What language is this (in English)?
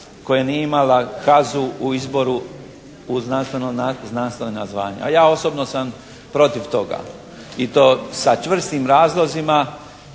Croatian